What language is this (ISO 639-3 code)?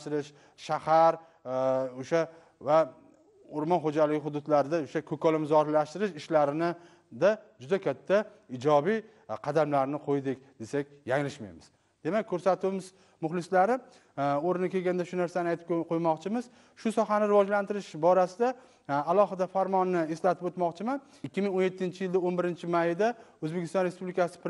nld